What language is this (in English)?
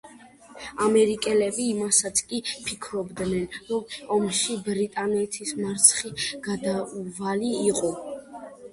Georgian